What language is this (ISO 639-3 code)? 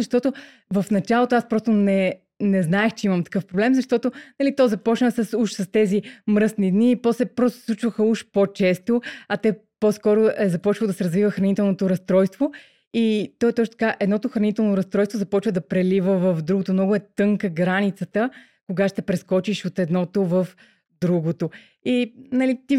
bul